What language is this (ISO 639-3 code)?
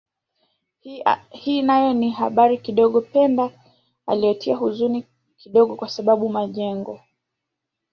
swa